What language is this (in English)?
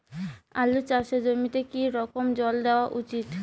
Bangla